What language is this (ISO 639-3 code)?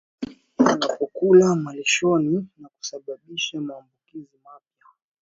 swa